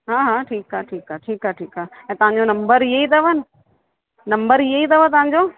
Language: Sindhi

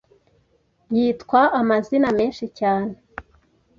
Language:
Kinyarwanda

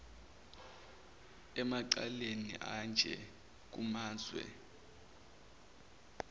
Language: Zulu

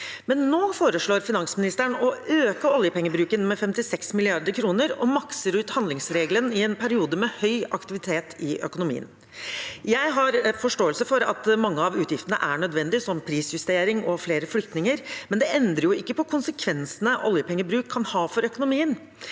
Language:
Norwegian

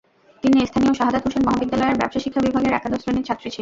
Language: Bangla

